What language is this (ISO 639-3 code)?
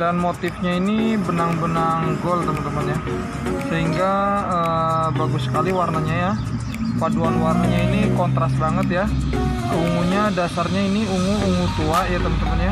ind